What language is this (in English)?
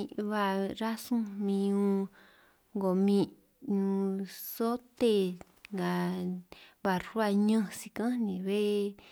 San Martín Itunyoso Triqui